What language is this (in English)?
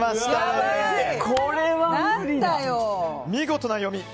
Japanese